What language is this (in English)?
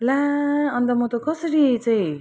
Nepali